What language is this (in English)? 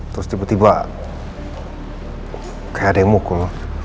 Indonesian